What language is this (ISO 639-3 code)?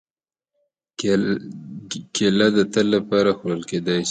pus